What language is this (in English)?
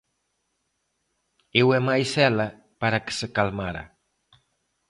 Galician